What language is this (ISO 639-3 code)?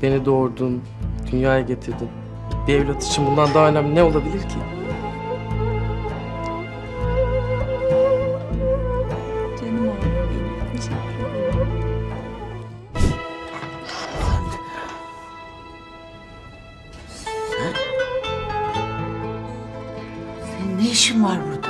tur